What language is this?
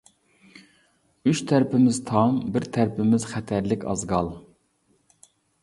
Uyghur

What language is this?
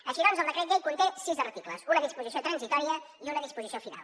Catalan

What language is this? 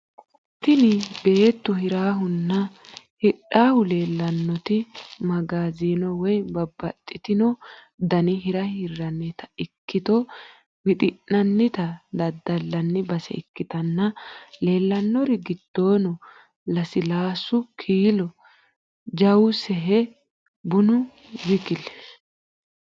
Sidamo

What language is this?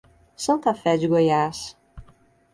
Portuguese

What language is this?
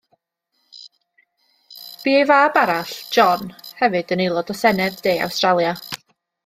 Welsh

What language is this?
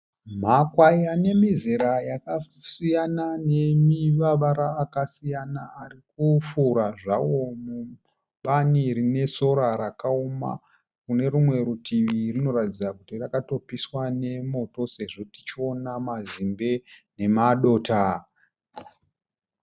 Shona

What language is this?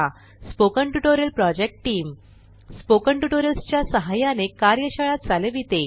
Marathi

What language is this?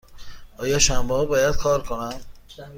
Persian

